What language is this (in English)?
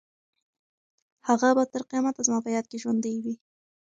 Pashto